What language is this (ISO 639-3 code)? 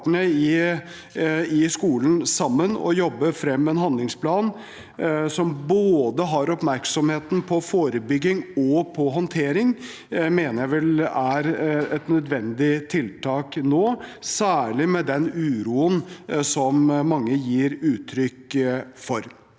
nor